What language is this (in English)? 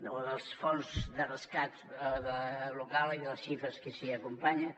Catalan